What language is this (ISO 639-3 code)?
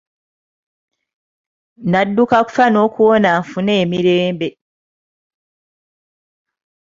lug